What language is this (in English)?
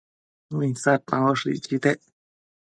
Matsés